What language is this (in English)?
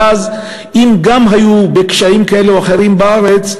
Hebrew